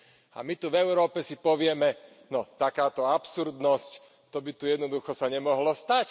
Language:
Slovak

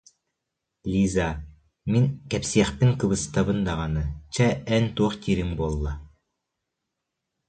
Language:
Yakut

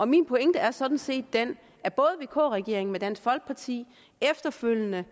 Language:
Danish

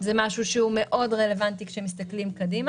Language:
Hebrew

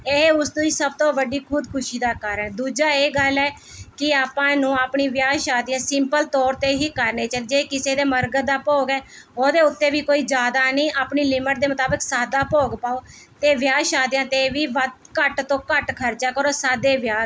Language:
Punjabi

